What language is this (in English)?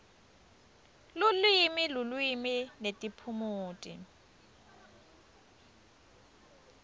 Swati